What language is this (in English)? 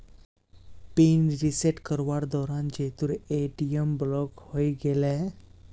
Magahi